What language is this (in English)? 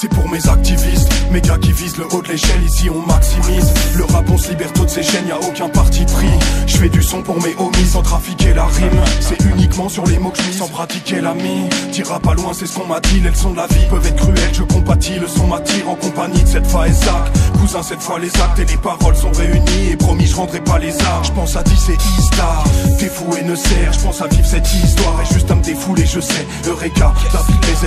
French